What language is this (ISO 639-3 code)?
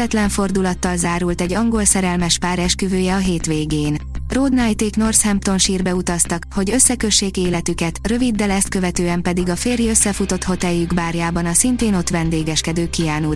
hun